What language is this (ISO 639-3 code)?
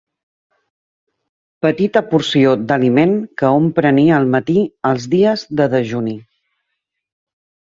cat